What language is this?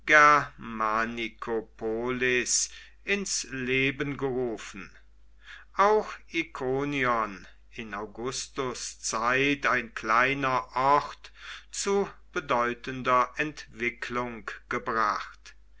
German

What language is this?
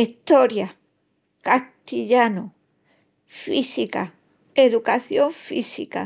Extremaduran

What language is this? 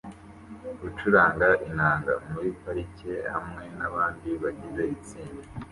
Kinyarwanda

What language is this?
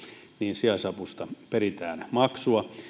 Finnish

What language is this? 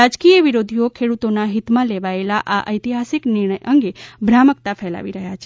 Gujarati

